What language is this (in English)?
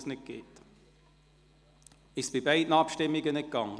Swiss German